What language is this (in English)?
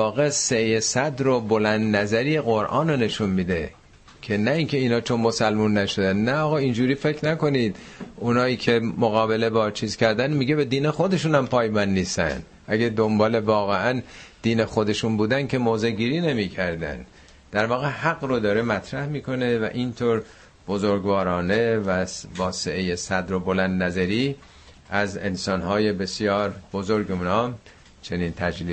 Persian